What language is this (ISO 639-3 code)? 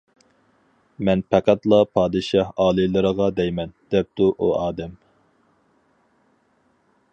uig